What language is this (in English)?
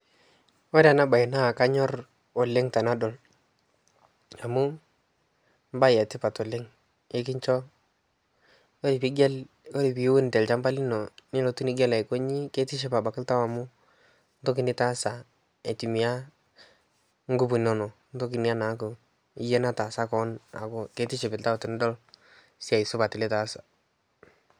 Masai